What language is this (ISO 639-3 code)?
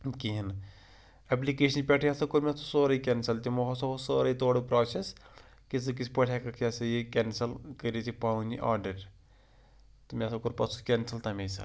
kas